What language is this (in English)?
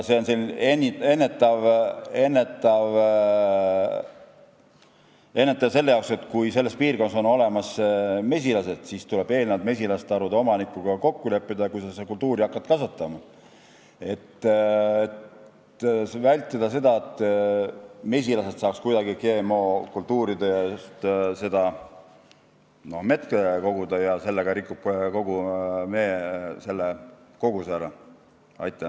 Estonian